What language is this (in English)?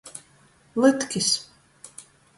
Latgalian